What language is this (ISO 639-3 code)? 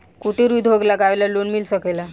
bho